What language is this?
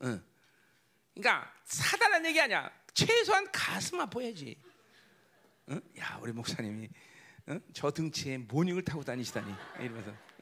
Korean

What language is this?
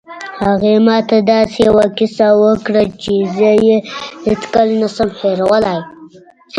Pashto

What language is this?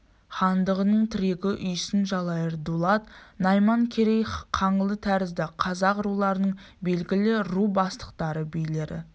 Kazakh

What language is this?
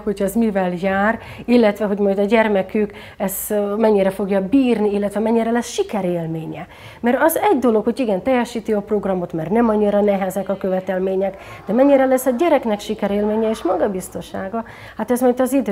Hungarian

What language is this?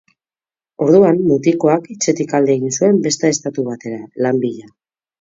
Basque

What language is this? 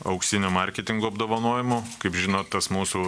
Lithuanian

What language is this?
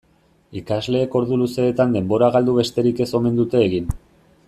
Basque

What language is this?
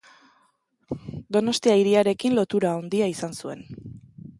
Basque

